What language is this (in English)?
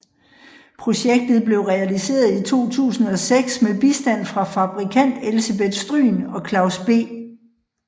Danish